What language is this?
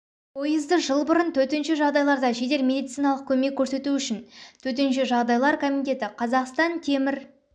Kazakh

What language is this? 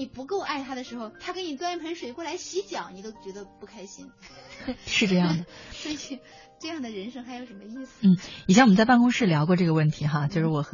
Chinese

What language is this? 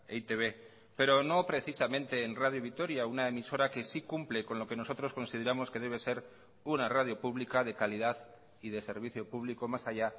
Spanish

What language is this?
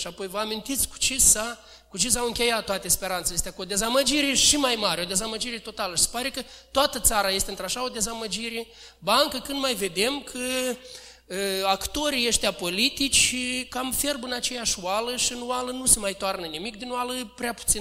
Romanian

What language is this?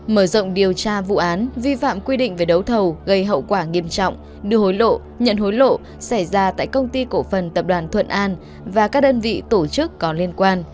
Vietnamese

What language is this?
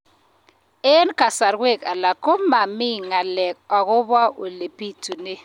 Kalenjin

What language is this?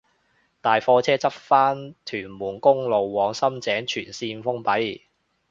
Cantonese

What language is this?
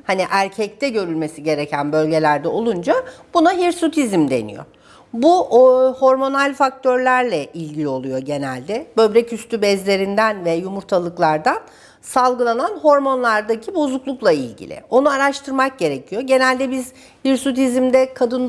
Turkish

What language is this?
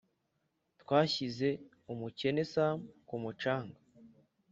Kinyarwanda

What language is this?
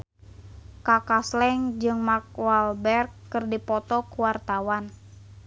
Sundanese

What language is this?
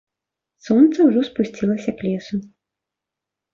Belarusian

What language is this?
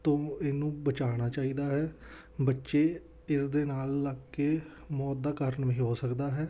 Punjabi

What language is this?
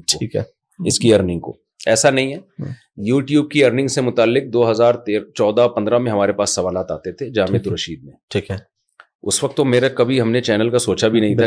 Urdu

